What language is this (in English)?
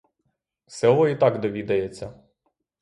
Ukrainian